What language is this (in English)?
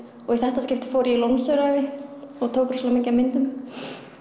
Icelandic